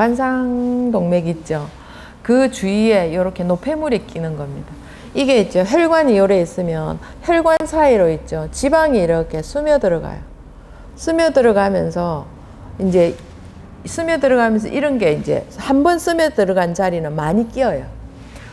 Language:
Korean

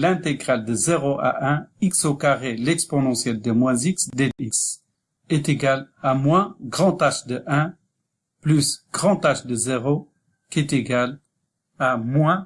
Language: French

